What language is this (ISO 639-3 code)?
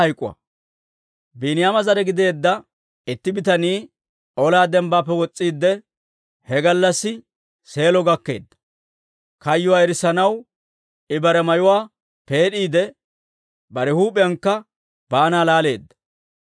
dwr